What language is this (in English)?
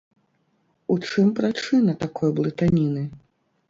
Belarusian